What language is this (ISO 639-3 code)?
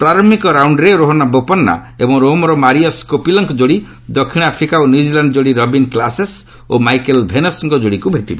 ori